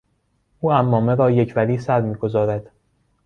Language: Persian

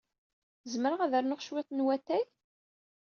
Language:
Kabyle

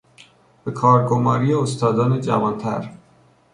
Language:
Persian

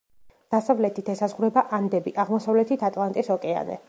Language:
Georgian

